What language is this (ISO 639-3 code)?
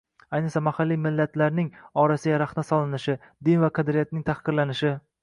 uzb